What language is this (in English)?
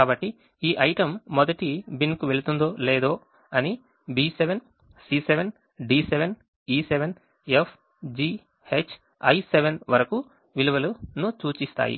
Telugu